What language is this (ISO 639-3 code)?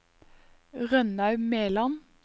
nor